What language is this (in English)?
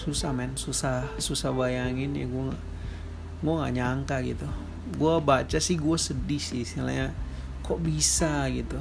Indonesian